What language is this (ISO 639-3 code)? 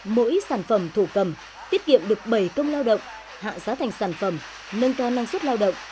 vie